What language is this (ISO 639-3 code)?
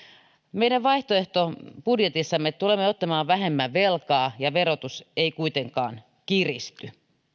fin